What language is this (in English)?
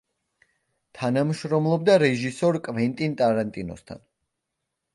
Georgian